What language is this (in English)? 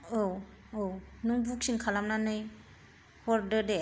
Bodo